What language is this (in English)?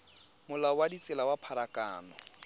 Tswana